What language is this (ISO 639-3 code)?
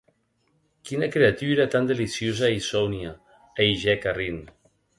oci